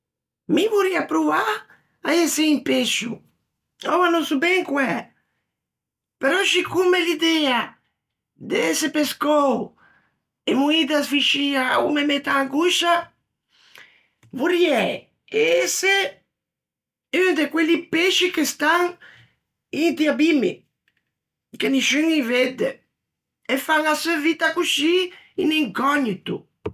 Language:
Ligurian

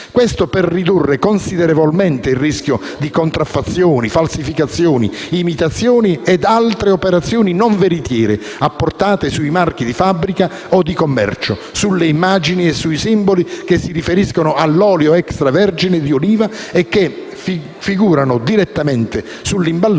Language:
Italian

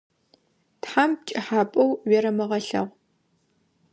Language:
Adyghe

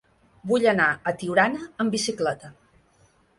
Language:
Catalan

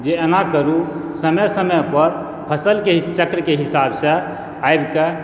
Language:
Maithili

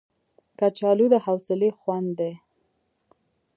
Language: Pashto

